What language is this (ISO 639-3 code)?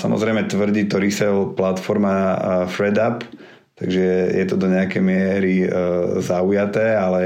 slk